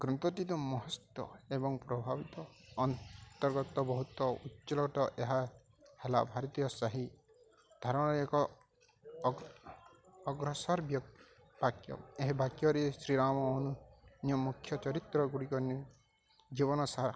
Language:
Odia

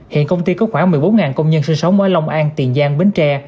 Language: Vietnamese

